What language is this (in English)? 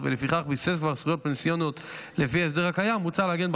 Hebrew